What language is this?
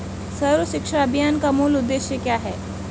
Hindi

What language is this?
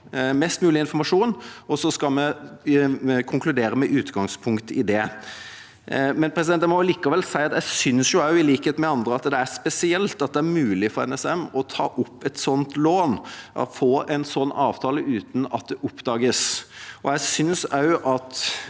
Norwegian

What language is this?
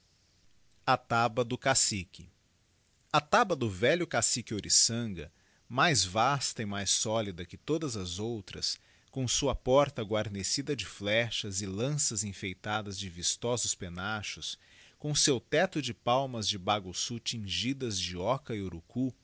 Portuguese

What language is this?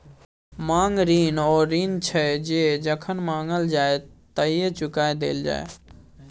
Maithili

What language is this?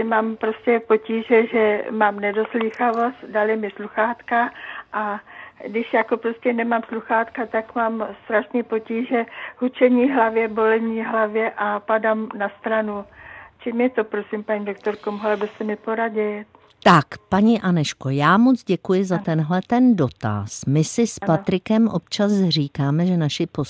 Czech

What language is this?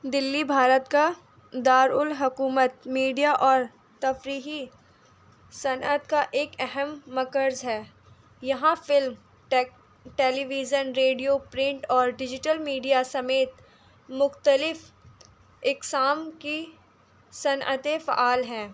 Urdu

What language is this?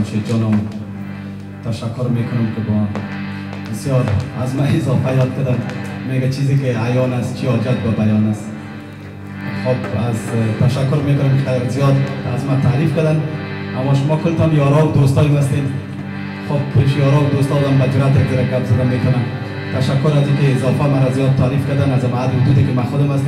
Arabic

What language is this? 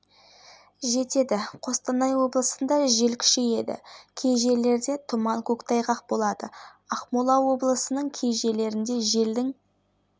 Kazakh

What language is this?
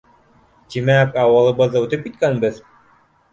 Bashkir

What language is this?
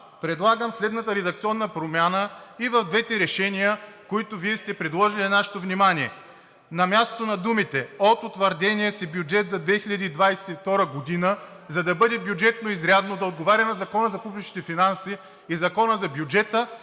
Bulgarian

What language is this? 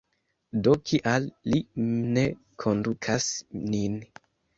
Esperanto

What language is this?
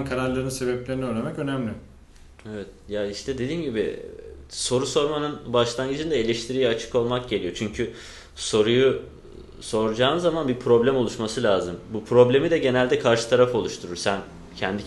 Turkish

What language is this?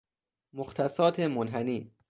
Persian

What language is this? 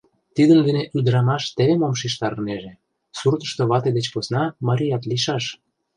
Mari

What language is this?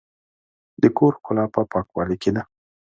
Pashto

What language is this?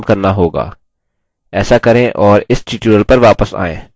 Hindi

